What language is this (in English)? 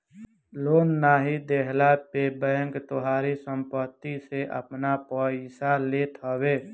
Bhojpuri